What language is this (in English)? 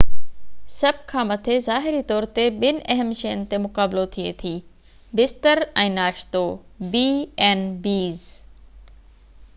Sindhi